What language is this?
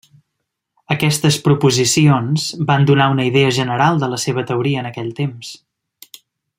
Catalan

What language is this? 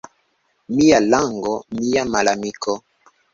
Esperanto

